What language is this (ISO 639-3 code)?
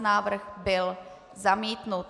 ces